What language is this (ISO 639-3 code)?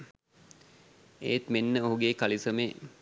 sin